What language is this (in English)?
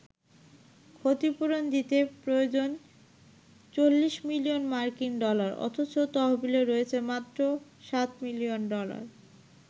Bangla